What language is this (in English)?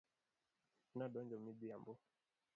Luo (Kenya and Tanzania)